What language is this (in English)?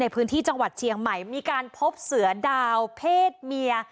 Thai